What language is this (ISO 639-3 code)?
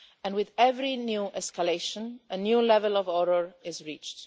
eng